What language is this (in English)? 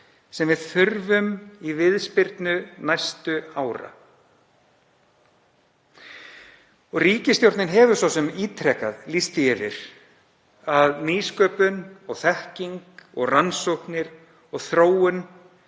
Icelandic